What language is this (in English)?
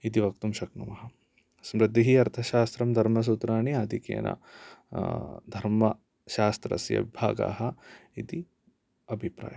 Sanskrit